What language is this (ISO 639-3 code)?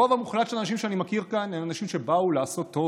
heb